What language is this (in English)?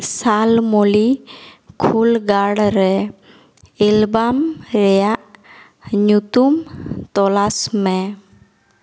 Santali